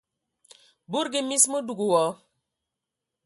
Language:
Ewondo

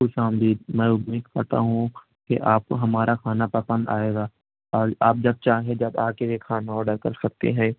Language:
Urdu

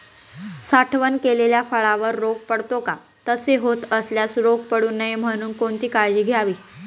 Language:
Marathi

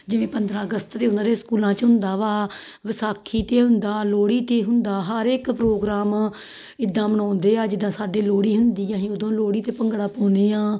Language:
Punjabi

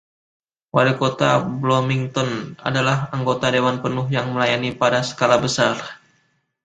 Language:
Indonesian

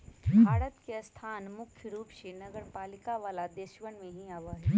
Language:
Magahi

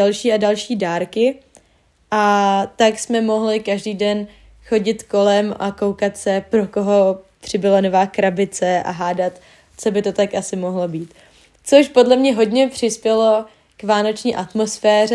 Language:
Czech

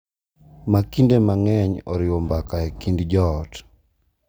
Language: Luo (Kenya and Tanzania)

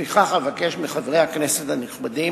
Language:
Hebrew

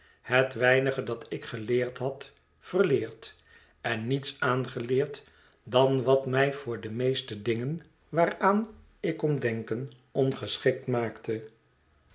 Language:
Dutch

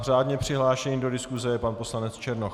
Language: Czech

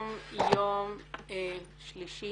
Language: Hebrew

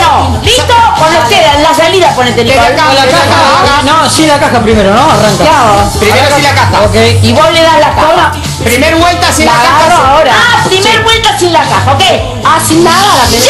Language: Spanish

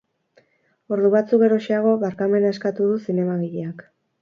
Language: Basque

